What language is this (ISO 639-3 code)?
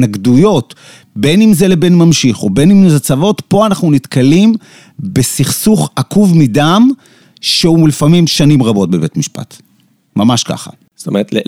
heb